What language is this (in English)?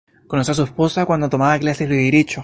Spanish